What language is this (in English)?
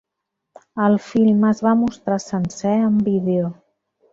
Catalan